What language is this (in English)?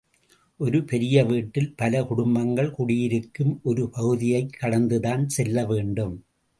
Tamil